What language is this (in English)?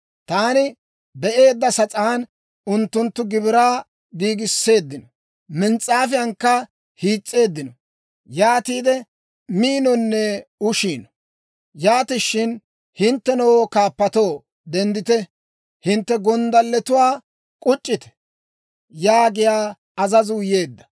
Dawro